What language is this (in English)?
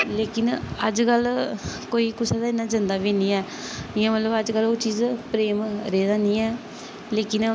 Dogri